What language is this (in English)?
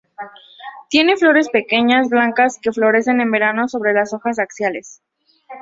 Spanish